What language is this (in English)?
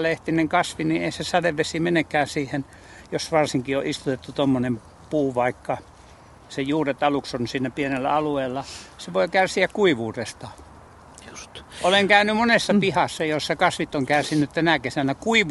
Finnish